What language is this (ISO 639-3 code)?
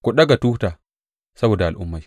hau